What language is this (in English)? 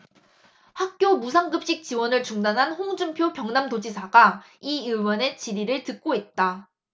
Korean